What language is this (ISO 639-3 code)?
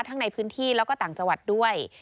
tha